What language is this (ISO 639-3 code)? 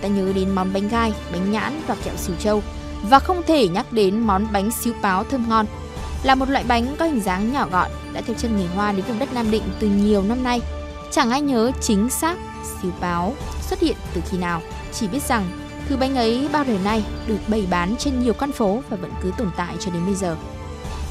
vie